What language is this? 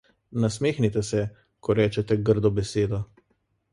Slovenian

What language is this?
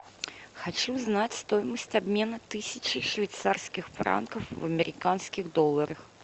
Russian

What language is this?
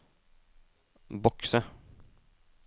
Norwegian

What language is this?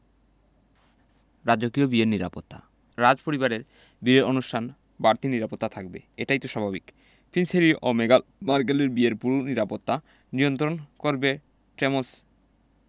Bangla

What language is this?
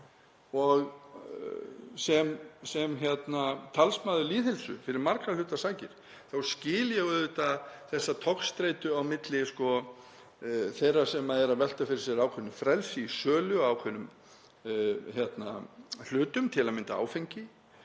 Icelandic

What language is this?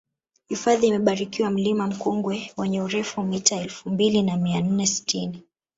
Swahili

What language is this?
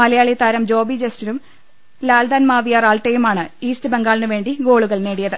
Malayalam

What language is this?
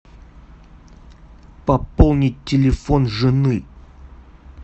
Russian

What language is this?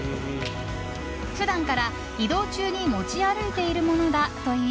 Japanese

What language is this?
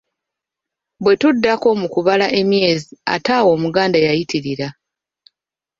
Ganda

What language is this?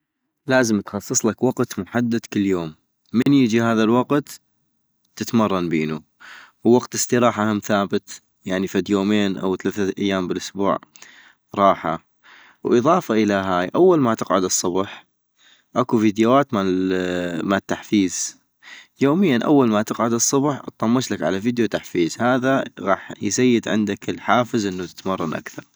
North Mesopotamian Arabic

